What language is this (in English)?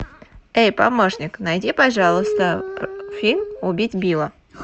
Russian